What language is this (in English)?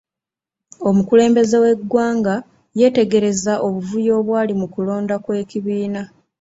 Ganda